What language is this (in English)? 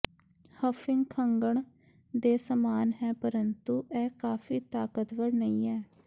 Punjabi